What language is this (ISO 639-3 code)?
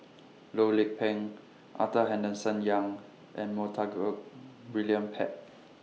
eng